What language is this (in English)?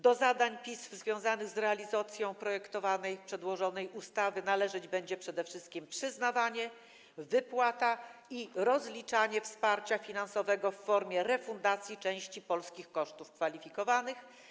Polish